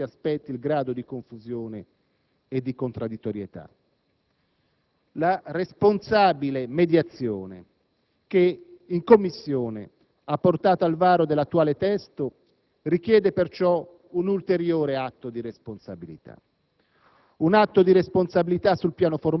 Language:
Italian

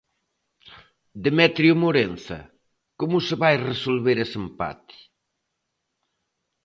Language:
Galician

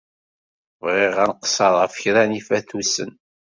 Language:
Kabyle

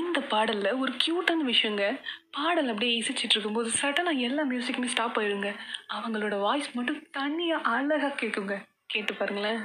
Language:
Tamil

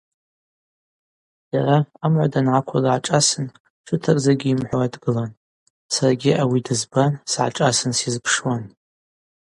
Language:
Abaza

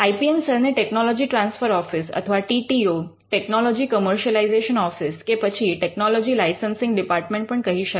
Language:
Gujarati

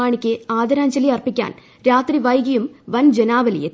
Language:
Malayalam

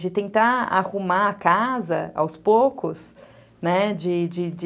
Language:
Portuguese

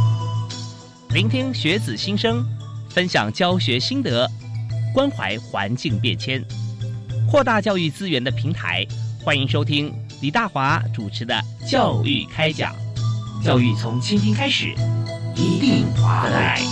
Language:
Chinese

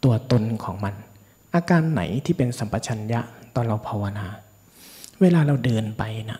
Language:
Thai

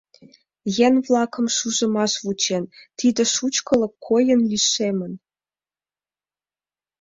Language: Mari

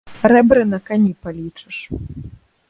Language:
Belarusian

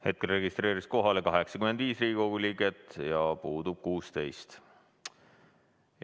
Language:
Estonian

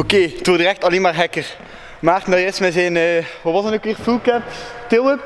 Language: Dutch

